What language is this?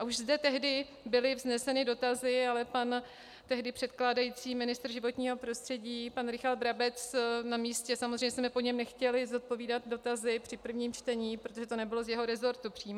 Czech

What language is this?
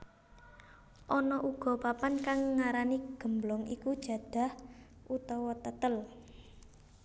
Javanese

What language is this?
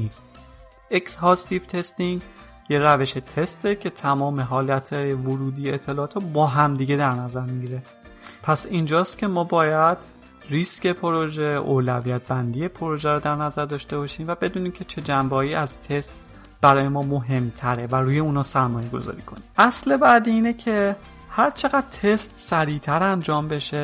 Persian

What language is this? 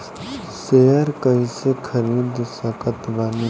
Bhojpuri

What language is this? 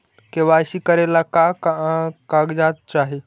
Magahi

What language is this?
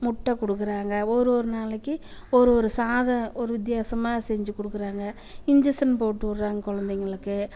Tamil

